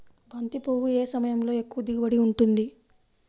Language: Telugu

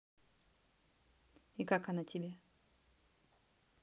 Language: Russian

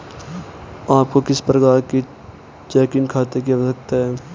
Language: Hindi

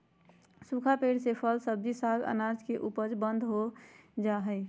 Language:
Magahi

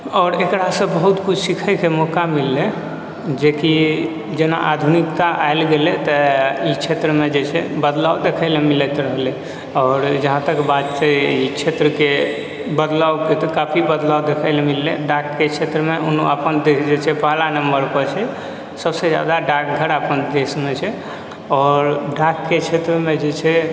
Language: Maithili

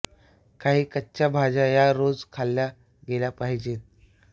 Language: Marathi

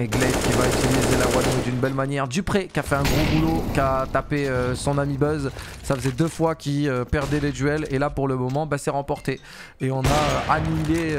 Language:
French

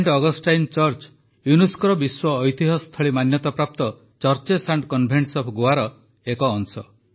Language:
Odia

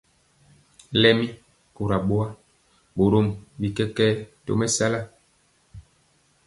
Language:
Mpiemo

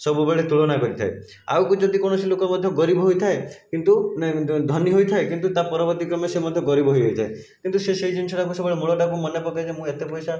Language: Odia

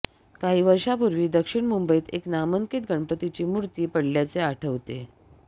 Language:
Marathi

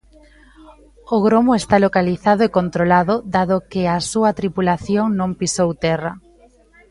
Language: Galician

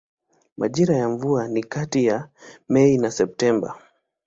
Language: Swahili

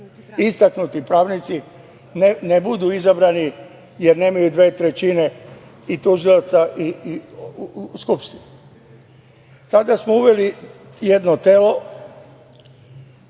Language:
Serbian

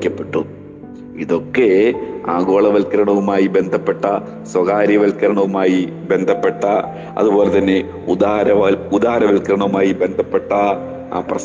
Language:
Malayalam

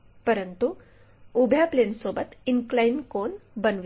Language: Marathi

